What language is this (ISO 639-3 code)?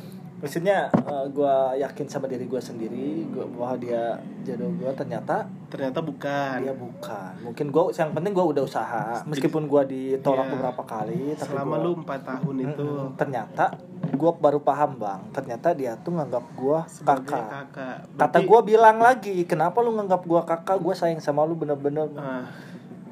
ind